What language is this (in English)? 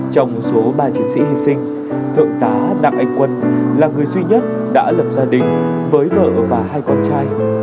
Vietnamese